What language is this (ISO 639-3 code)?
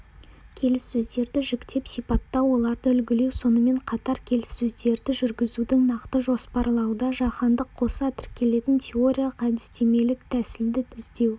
kaz